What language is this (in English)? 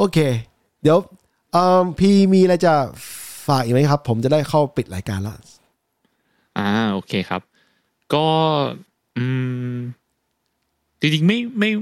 Thai